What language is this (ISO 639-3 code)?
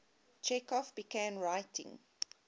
eng